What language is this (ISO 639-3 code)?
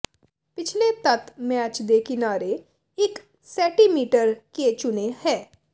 pan